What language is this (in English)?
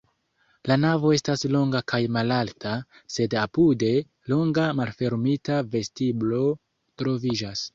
Esperanto